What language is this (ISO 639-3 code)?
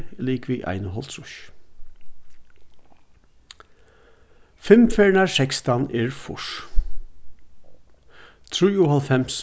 fao